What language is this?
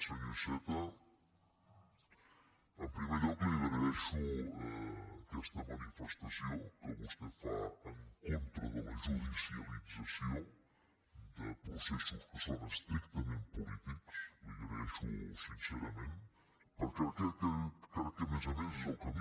Catalan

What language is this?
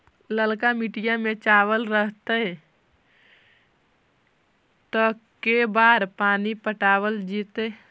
Magahi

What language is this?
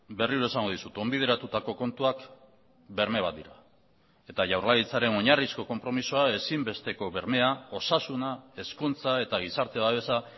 Basque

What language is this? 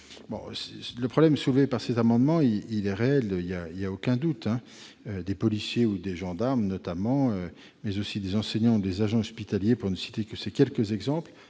French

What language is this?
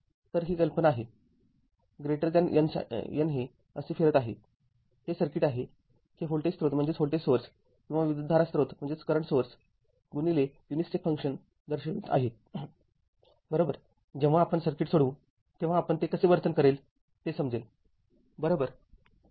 Marathi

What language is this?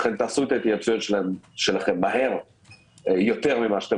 Hebrew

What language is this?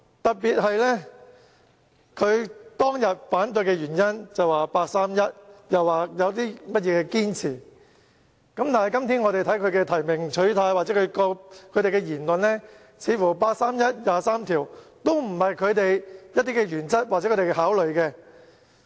Cantonese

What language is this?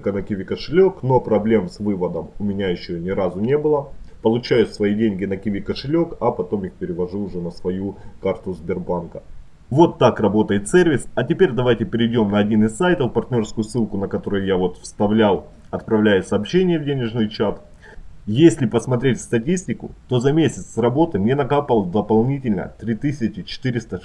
Russian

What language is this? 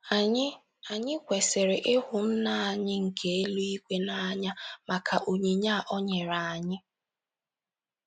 Igbo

